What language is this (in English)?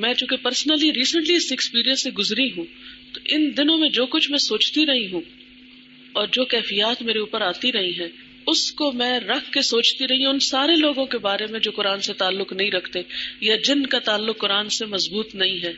Urdu